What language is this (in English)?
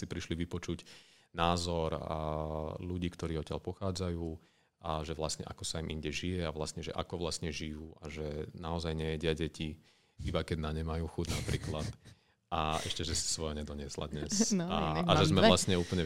Slovak